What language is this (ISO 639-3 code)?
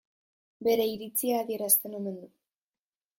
eus